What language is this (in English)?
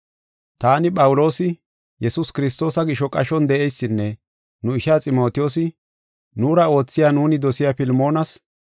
Gofa